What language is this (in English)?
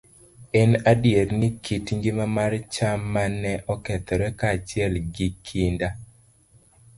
Luo (Kenya and Tanzania)